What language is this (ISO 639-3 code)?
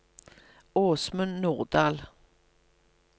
nor